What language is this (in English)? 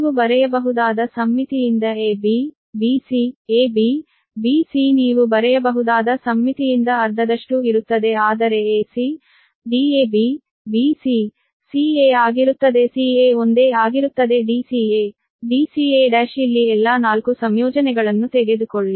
Kannada